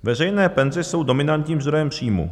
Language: Czech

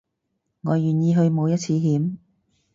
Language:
Cantonese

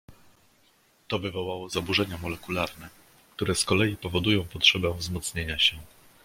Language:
Polish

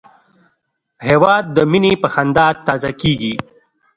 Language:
Pashto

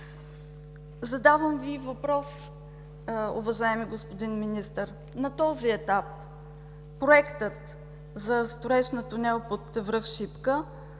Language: Bulgarian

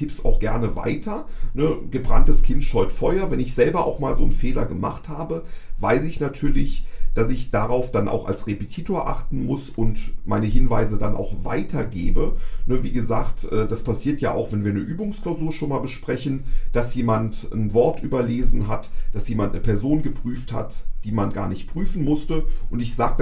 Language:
German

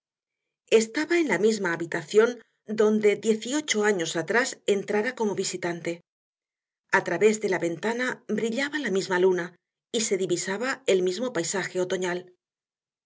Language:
Spanish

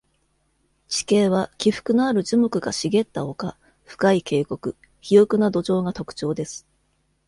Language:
Japanese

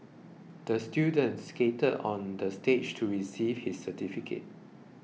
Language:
English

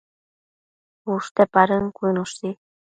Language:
Matsés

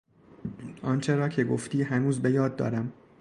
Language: Persian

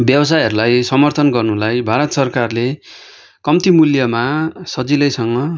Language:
Nepali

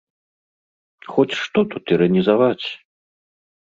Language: Belarusian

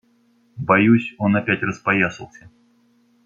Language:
Russian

